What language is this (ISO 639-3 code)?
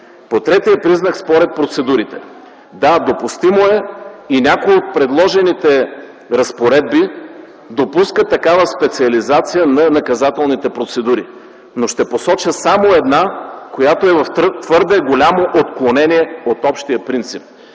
bul